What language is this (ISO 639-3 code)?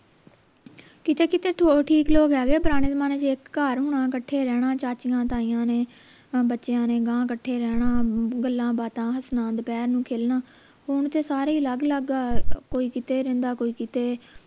pan